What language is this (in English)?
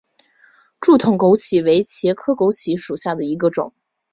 Chinese